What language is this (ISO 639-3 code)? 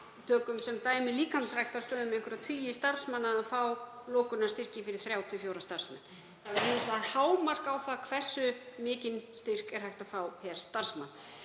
isl